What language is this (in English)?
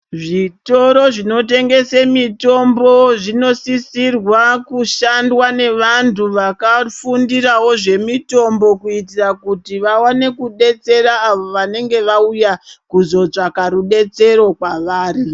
Ndau